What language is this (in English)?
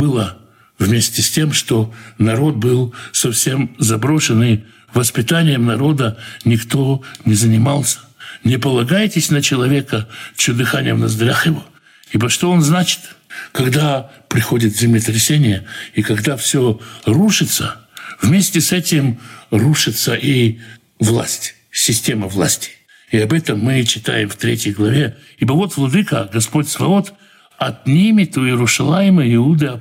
Russian